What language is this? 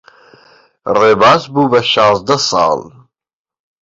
Central Kurdish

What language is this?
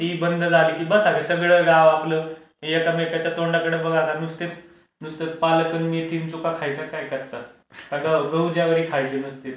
Marathi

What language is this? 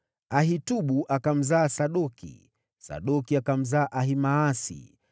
Swahili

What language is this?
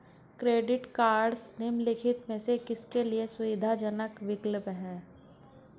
Hindi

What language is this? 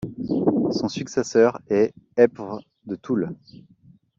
French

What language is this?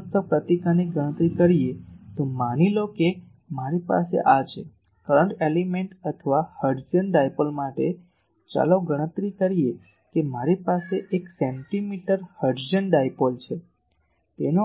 Gujarati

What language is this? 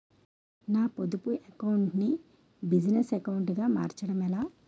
Telugu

